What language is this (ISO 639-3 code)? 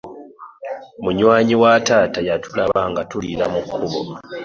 lug